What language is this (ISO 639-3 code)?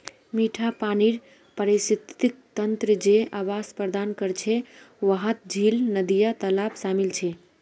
mag